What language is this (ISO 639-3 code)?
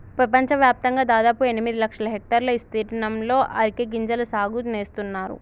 tel